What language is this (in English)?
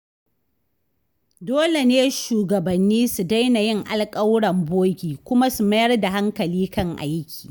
Hausa